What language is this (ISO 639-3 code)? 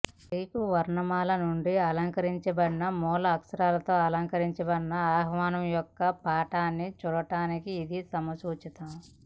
tel